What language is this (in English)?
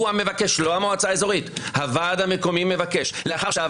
Hebrew